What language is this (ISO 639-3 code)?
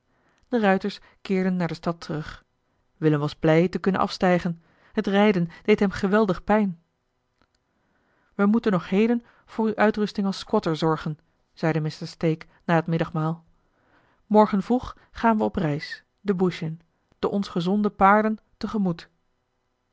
nld